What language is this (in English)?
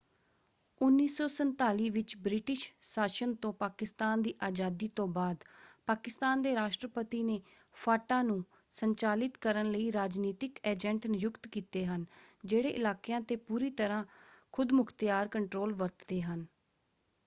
Punjabi